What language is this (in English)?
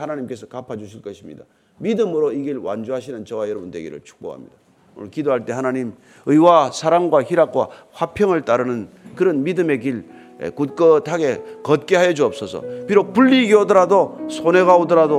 Korean